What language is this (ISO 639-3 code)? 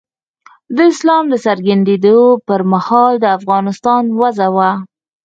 pus